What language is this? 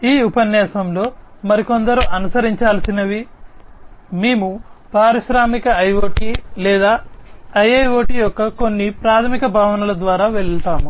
Telugu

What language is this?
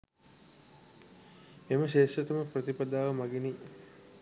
Sinhala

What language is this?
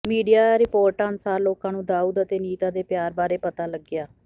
Punjabi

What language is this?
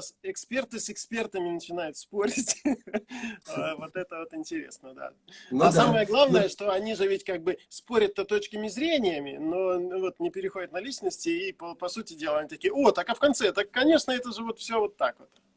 Russian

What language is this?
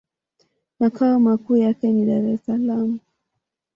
Swahili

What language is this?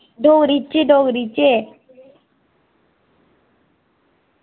Dogri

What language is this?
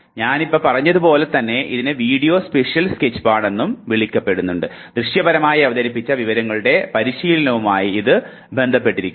Malayalam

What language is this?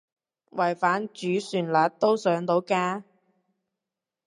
Cantonese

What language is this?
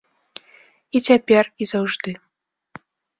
Belarusian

